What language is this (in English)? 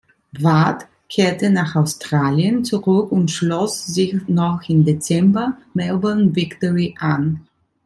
German